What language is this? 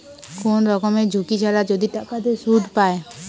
Bangla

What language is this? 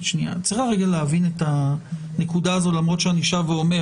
Hebrew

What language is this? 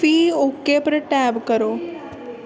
Dogri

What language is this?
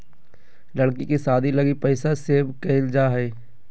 Magahi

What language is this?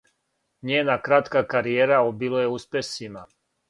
Serbian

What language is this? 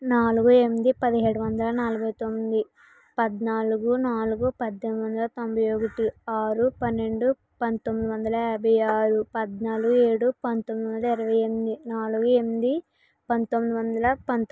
Telugu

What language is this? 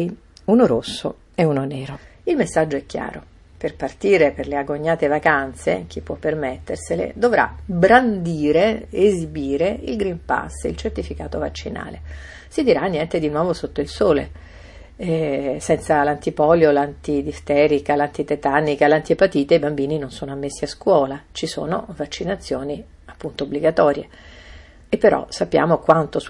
Italian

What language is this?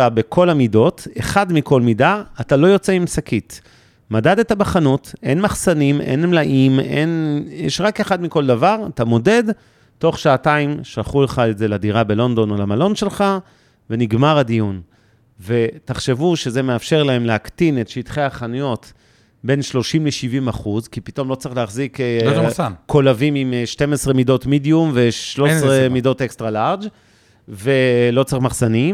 Hebrew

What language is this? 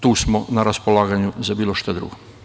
Serbian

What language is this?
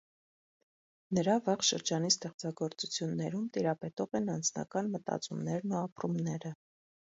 Armenian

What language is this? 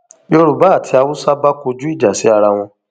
Yoruba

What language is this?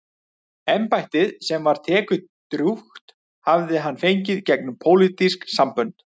Icelandic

